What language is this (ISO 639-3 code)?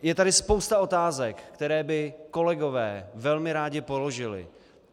ces